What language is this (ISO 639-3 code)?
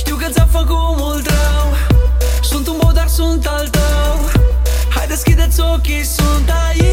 ron